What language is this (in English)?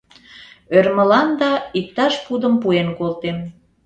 Mari